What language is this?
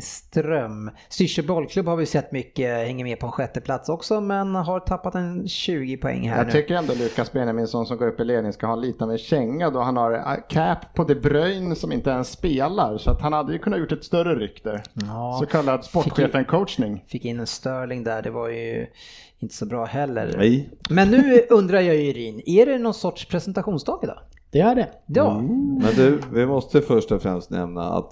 Swedish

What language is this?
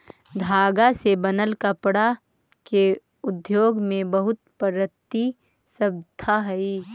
Magahi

